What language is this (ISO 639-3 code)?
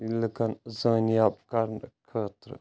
kas